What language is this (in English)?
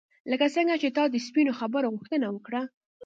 Pashto